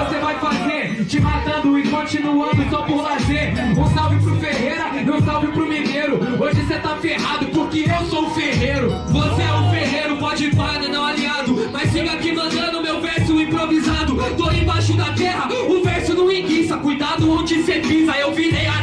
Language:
Portuguese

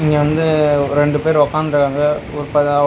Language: Tamil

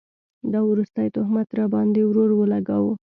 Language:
Pashto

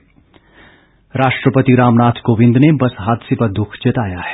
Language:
Hindi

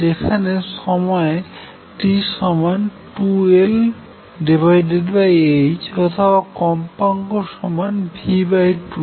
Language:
Bangla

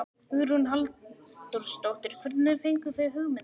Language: Icelandic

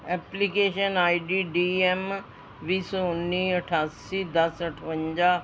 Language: Punjabi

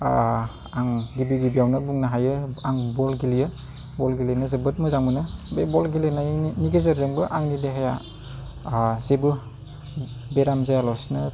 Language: Bodo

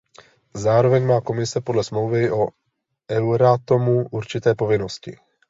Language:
Czech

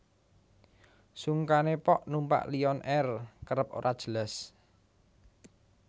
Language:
Javanese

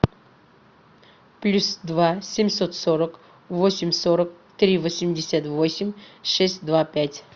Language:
Russian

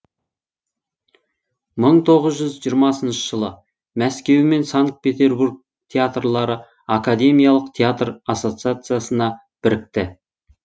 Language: Kazakh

